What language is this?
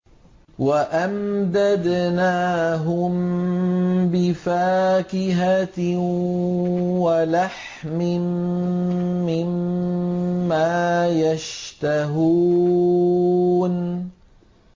Arabic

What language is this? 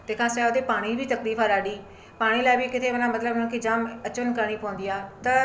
Sindhi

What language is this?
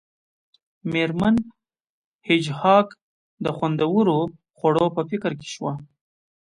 Pashto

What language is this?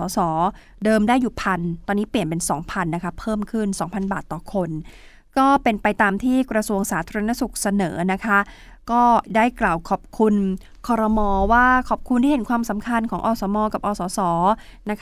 Thai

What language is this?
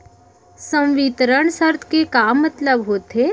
Chhattisgarhi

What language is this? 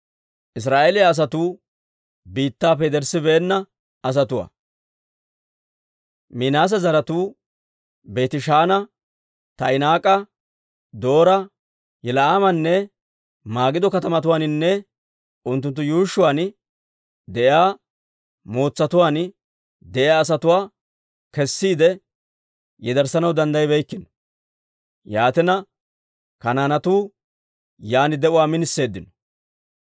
Dawro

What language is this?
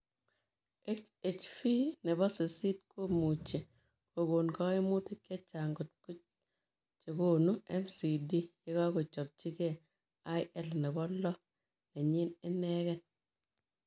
Kalenjin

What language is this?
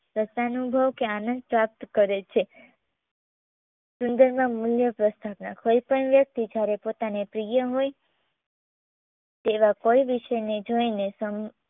Gujarati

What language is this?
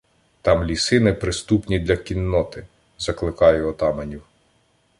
Ukrainian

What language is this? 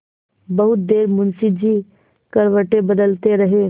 Hindi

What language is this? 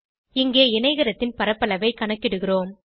Tamil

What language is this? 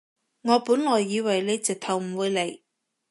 Cantonese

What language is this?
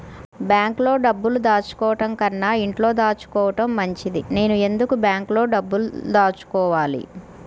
Telugu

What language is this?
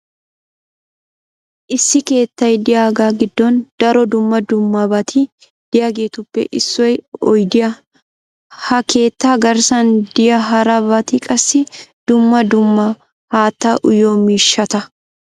Wolaytta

